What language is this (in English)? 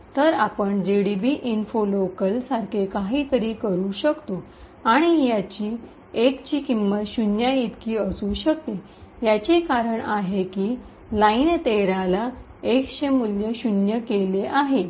Marathi